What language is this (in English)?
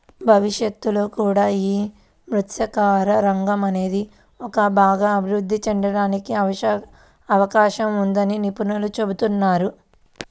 Telugu